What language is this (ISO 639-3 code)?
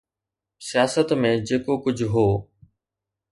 snd